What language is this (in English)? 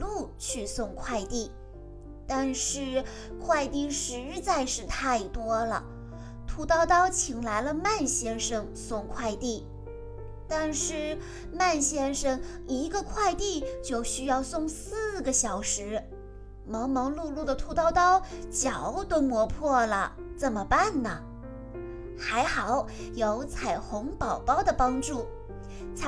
Chinese